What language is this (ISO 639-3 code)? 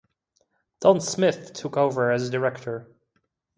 eng